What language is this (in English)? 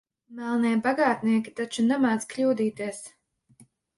Latvian